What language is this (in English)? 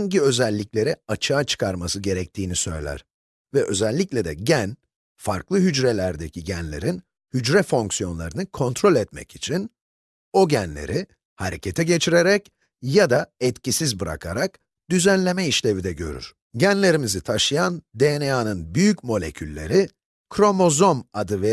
Turkish